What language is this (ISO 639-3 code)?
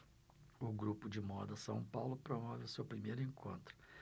por